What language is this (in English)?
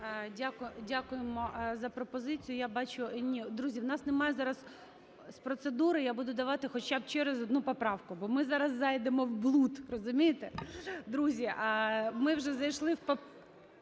Ukrainian